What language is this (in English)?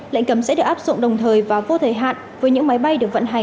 Vietnamese